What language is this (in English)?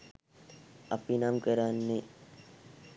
Sinhala